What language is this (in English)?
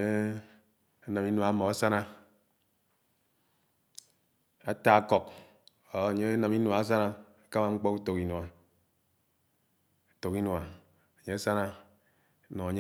Anaang